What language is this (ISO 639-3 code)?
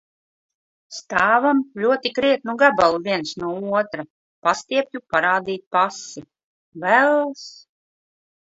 lav